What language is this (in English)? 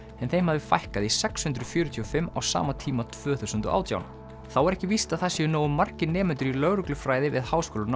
Icelandic